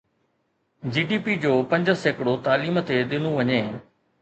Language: Sindhi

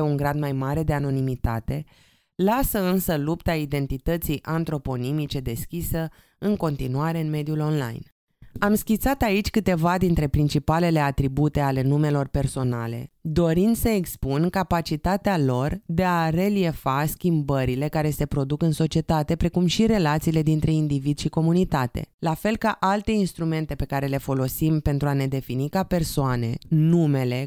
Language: Romanian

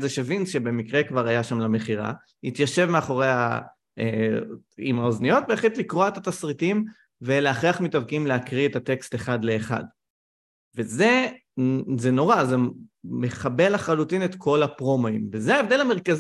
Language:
Hebrew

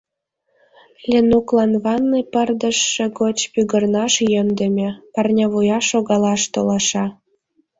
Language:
Mari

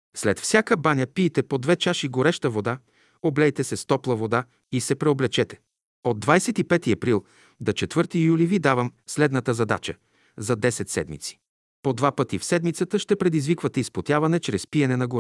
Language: Bulgarian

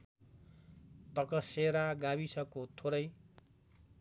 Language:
Nepali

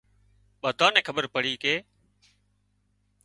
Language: Wadiyara Koli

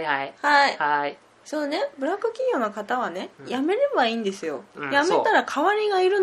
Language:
Japanese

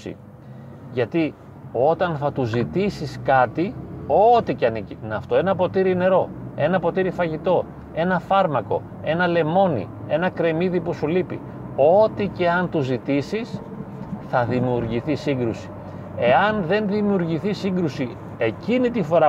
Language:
Greek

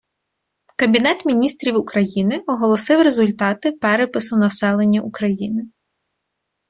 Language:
Ukrainian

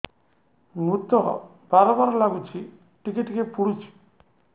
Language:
Odia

